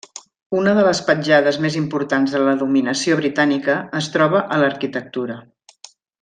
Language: Catalan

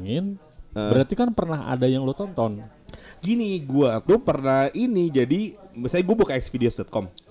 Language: Indonesian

